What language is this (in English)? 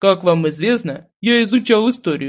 Russian